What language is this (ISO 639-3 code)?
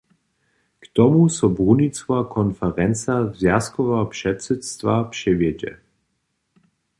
hsb